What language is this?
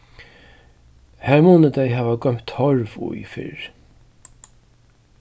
Faroese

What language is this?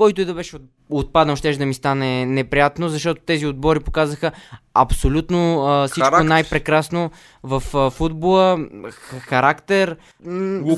Bulgarian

